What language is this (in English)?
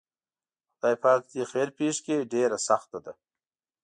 Pashto